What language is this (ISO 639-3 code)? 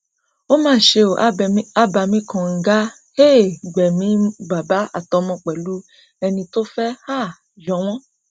yor